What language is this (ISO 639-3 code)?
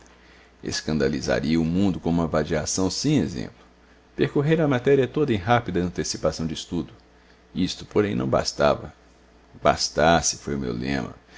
por